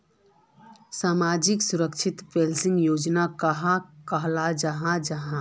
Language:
Magahi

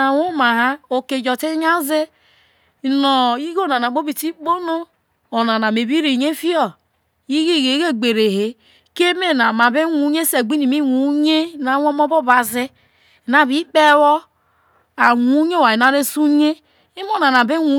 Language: Isoko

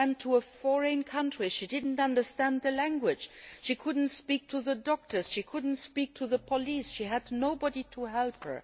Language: English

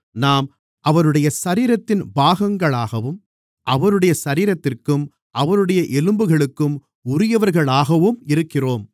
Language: Tamil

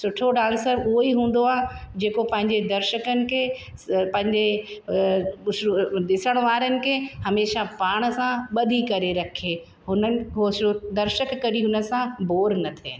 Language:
Sindhi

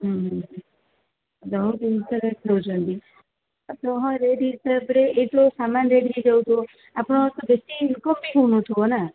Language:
Odia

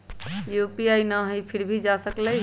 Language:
Magahi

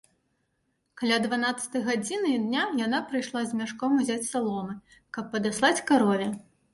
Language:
Belarusian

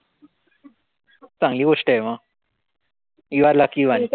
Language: Marathi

